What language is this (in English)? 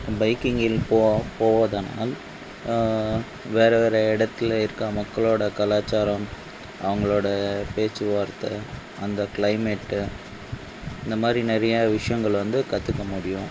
Tamil